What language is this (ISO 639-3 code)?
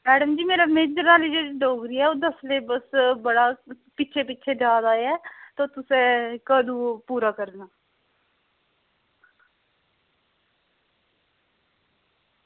doi